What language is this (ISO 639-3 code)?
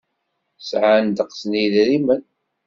kab